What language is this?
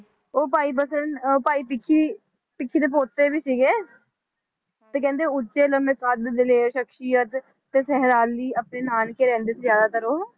Punjabi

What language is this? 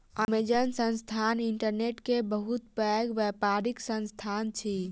Maithili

